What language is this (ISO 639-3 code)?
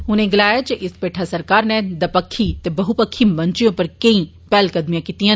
doi